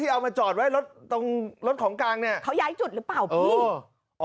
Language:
Thai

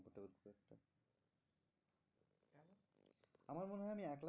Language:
Bangla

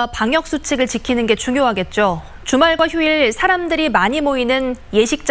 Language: Korean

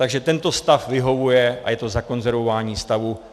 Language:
Czech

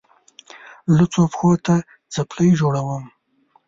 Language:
Pashto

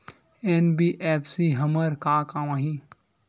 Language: Chhattisgarhi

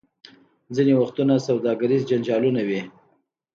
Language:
Pashto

